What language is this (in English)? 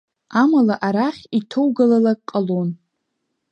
Abkhazian